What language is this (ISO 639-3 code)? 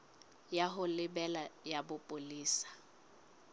sot